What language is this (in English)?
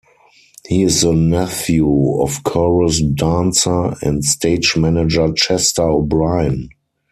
English